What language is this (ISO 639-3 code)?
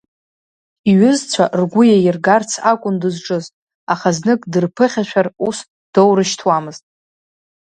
abk